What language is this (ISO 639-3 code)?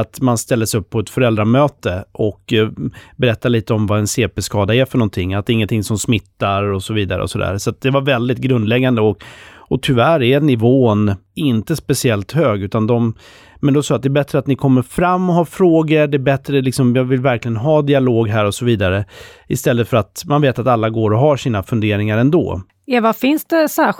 swe